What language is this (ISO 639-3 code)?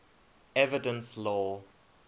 eng